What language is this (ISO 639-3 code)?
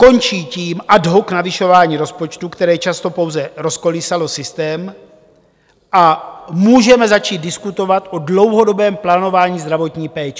ces